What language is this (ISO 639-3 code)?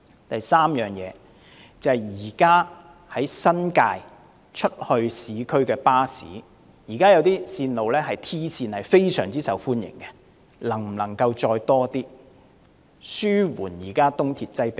yue